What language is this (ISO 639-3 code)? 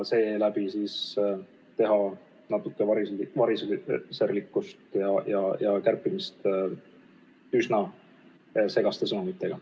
est